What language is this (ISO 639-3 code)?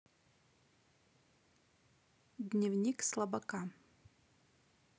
rus